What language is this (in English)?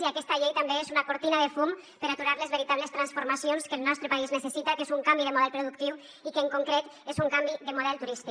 Catalan